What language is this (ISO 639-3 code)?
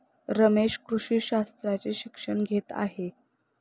mar